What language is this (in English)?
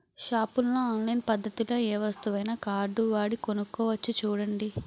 Telugu